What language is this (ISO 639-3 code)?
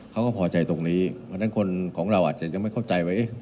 tha